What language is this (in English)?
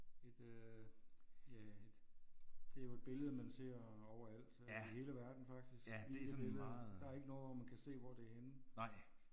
Danish